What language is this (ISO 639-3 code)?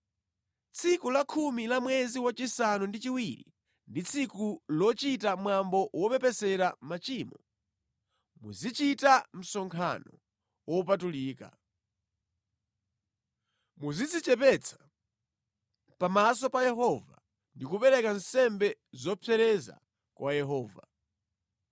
nya